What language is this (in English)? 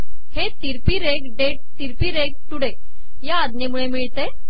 Marathi